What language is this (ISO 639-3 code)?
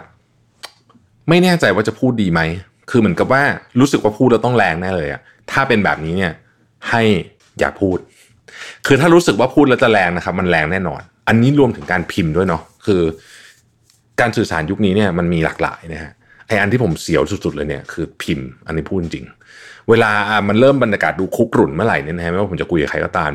tha